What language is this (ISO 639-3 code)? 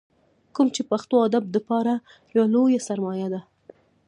pus